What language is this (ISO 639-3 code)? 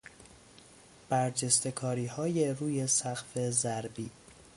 fas